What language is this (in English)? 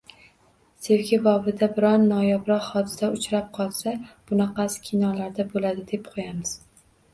Uzbek